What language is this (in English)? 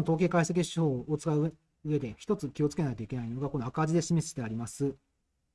Japanese